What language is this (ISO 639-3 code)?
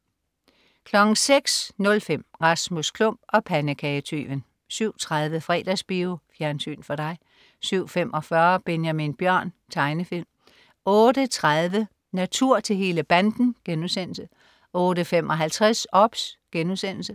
dan